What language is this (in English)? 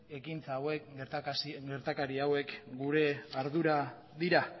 Basque